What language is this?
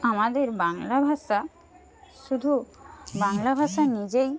Bangla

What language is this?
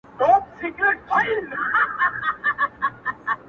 Pashto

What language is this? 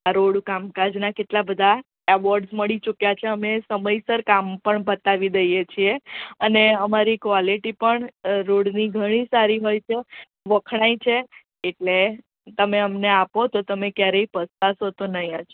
Gujarati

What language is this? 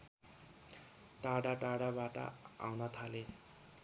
Nepali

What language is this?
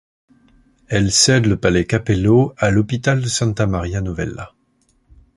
French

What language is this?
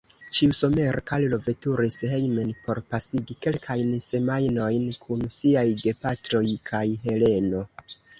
Esperanto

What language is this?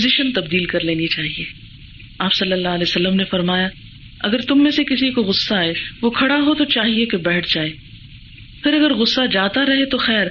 Urdu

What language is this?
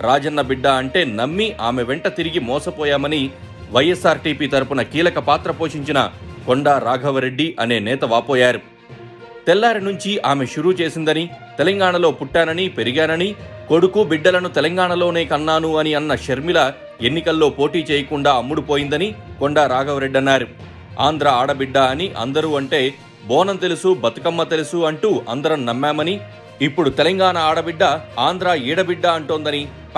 Telugu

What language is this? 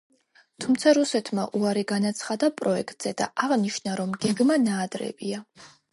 Georgian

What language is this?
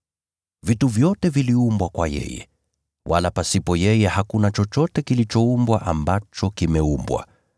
Swahili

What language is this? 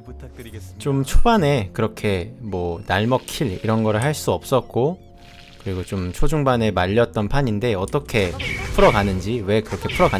Korean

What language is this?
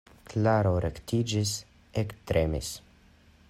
Esperanto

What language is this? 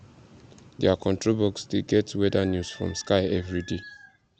Nigerian Pidgin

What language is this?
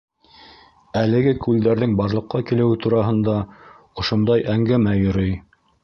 Bashkir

